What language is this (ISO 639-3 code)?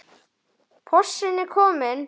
isl